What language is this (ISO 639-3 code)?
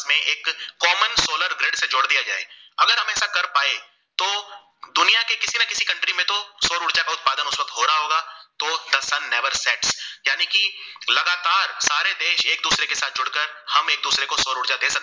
guj